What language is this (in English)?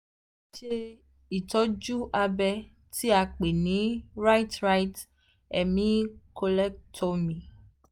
Yoruba